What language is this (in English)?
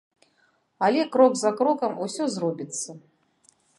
Belarusian